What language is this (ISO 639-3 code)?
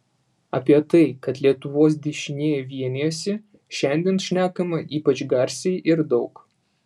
lit